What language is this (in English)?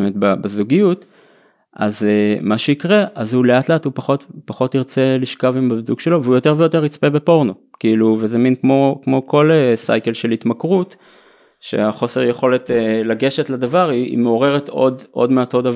Hebrew